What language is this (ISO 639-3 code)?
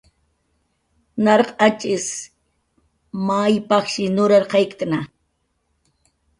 jqr